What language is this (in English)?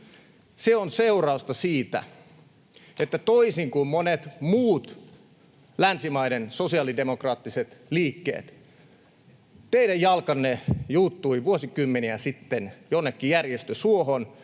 Finnish